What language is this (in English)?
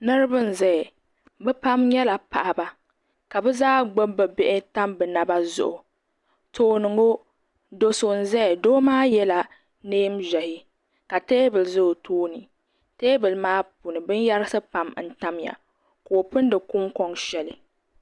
Dagbani